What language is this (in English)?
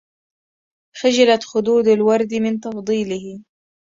Arabic